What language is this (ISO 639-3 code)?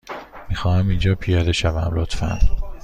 fas